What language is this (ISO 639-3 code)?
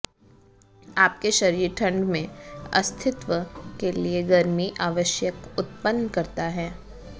hin